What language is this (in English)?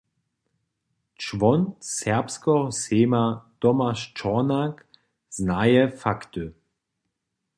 Upper Sorbian